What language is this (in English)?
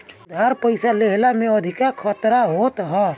Bhojpuri